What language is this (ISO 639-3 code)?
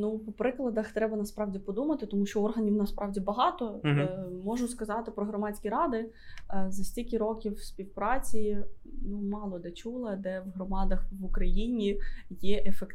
ukr